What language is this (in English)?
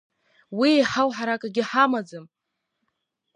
Abkhazian